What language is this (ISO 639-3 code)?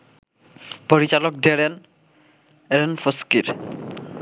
ben